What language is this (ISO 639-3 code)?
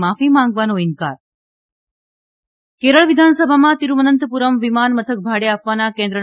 guj